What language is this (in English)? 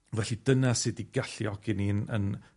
Welsh